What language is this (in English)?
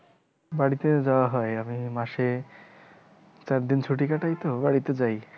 Bangla